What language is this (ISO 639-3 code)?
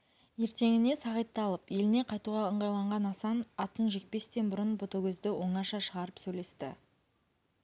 kaz